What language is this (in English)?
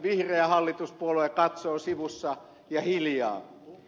Finnish